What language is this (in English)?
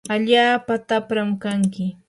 Yanahuanca Pasco Quechua